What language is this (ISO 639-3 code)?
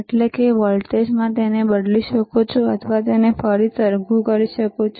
guj